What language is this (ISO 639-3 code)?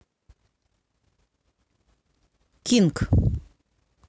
rus